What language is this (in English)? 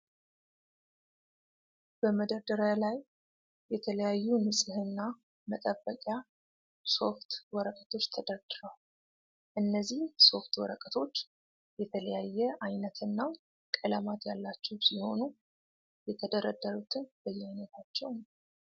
Amharic